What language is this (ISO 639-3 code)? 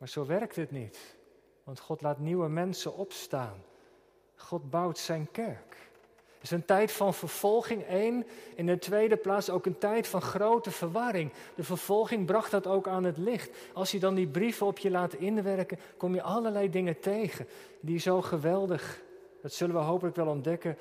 nld